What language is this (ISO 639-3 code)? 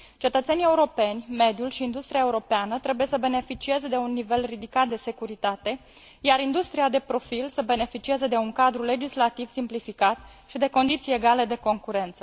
ron